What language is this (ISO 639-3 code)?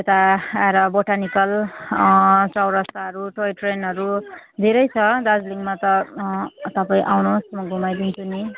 nep